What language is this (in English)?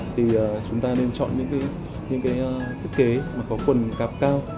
Vietnamese